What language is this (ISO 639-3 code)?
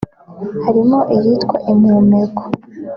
kin